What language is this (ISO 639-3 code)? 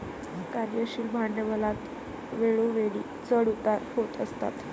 mar